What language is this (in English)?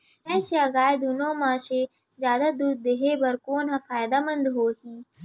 Chhattisgarhi